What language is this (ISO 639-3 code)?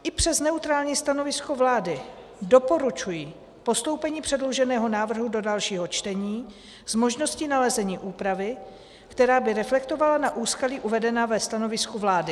ces